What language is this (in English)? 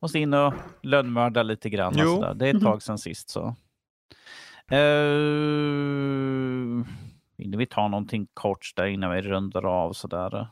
Swedish